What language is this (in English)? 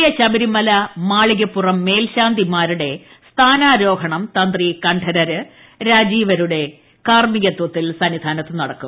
Malayalam